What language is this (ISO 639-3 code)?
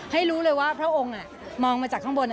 tha